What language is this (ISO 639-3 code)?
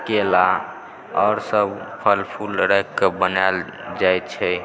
mai